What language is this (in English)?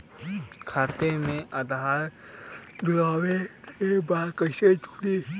Bhojpuri